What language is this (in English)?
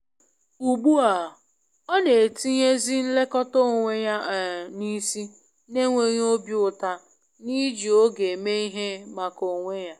Igbo